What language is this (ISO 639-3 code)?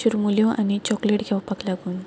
kok